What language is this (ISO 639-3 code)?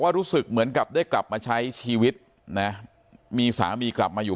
tha